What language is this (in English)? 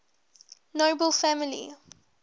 English